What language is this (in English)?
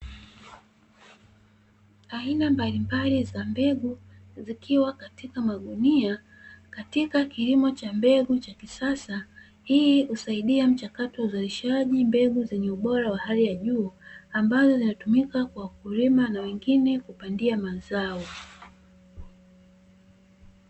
Swahili